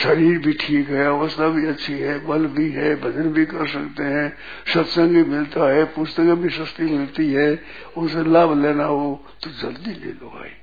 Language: Hindi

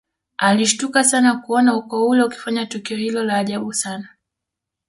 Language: Swahili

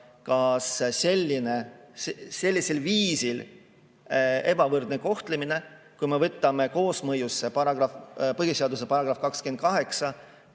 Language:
Estonian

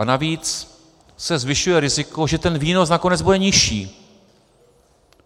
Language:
Czech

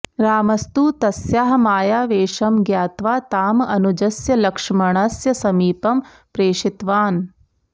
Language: Sanskrit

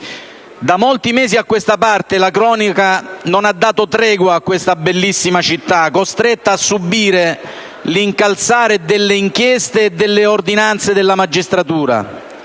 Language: Italian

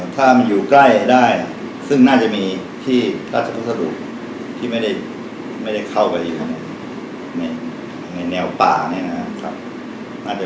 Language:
Thai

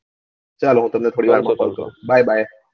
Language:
Gujarati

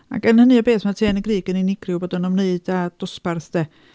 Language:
Welsh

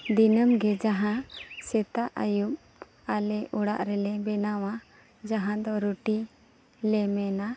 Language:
Santali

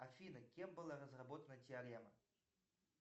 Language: Russian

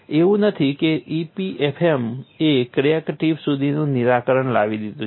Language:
Gujarati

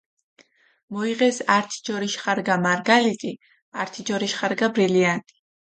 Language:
Mingrelian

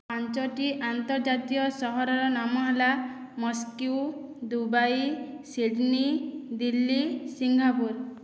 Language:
Odia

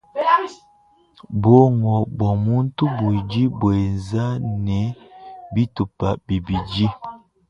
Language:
Luba-Lulua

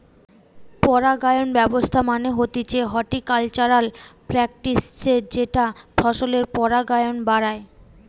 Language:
Bangla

